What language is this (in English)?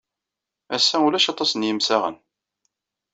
Kabyle